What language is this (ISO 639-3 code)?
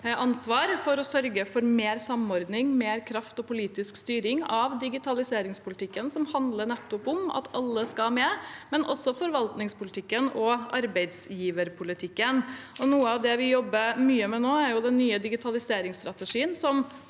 nor